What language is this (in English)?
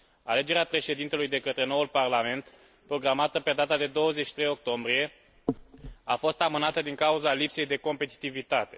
Romanian